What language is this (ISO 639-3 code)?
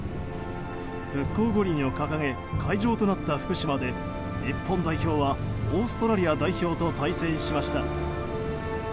jpn